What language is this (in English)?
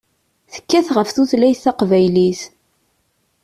Kabyle